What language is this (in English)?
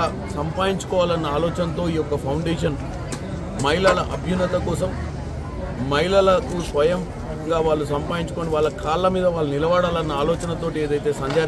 Telugu